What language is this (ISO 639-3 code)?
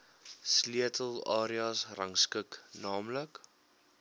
afr